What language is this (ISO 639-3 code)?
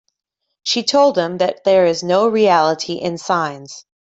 eng